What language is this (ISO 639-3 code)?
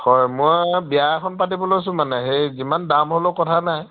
asm